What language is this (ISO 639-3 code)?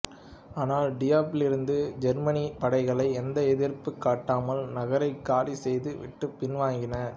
tam